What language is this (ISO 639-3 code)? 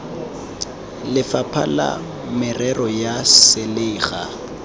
tsn